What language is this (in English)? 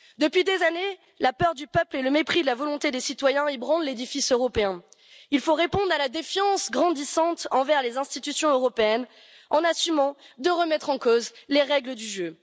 French